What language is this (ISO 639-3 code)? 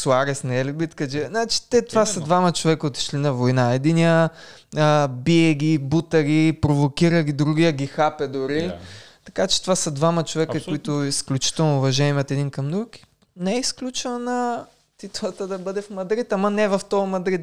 bul